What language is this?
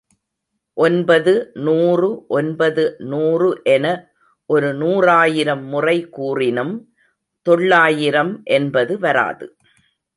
Tamil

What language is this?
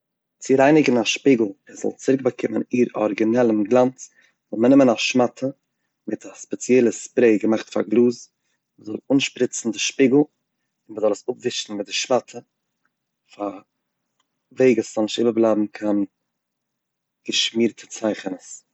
Yiddish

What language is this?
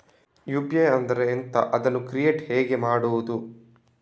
Kannada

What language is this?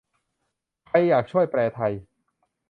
Thai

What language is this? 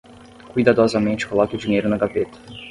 Portuguese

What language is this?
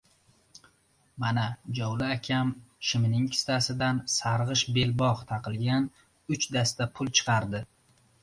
Uzbek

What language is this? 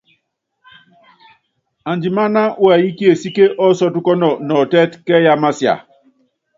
Yangben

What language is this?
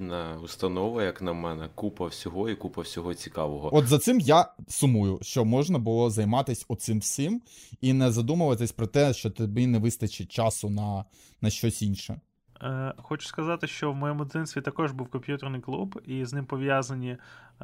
Ukrainian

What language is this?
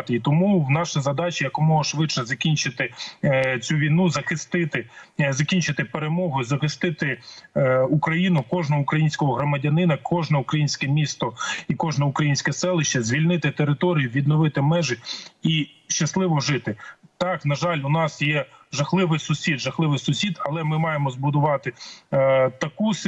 Ukrainian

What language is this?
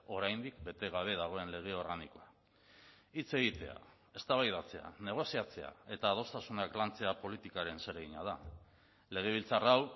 Basque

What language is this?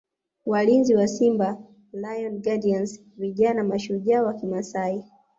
Swahili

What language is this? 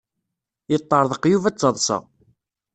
Kabyle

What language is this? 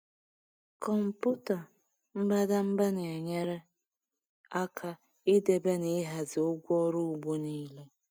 Igbo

